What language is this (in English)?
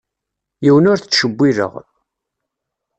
Kabyle